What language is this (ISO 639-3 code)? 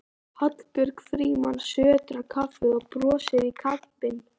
isl